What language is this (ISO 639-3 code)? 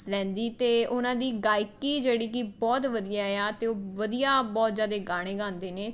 pan